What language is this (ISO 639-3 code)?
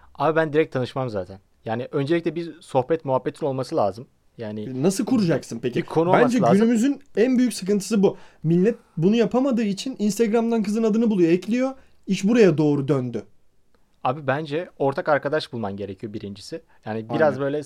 tur